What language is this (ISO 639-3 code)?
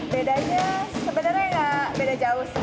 ind